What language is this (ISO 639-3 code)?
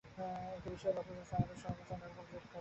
ben